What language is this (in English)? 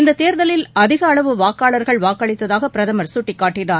Tamil